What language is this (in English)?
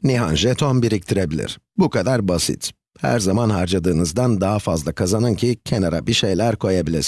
Turkish